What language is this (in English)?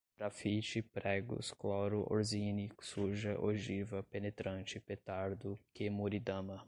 Portuguese